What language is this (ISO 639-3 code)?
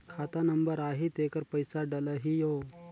hne